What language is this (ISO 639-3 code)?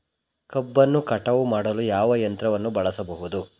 kan